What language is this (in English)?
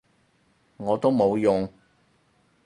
Cantonese